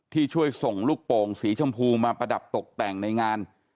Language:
Thai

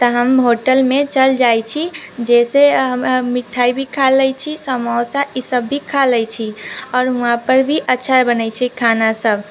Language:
Maithili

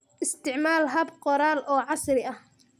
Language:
Somali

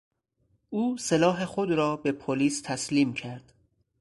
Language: Persian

